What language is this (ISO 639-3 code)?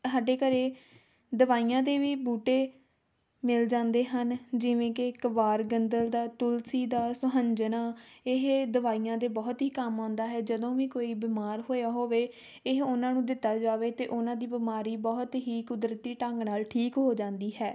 pan